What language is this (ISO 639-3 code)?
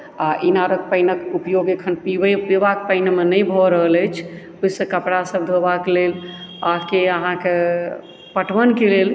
mai